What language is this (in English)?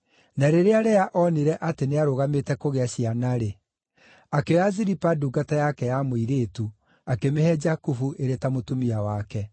Kikuyu